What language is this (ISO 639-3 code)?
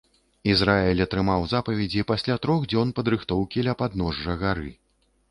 bel